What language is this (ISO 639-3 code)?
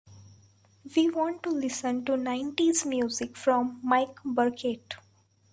eng